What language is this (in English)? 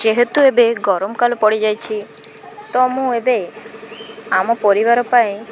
Odia